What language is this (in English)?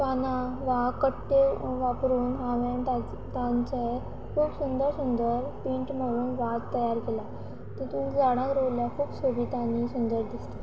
Konkani